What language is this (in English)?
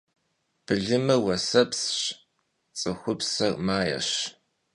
Kabardian